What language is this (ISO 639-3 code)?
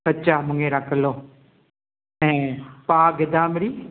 snd